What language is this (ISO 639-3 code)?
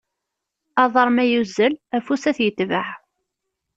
kab